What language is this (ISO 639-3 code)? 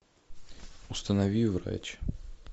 rus